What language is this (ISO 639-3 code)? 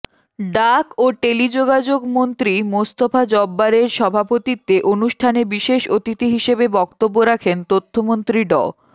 ben